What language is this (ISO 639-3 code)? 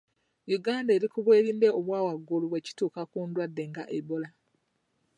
lug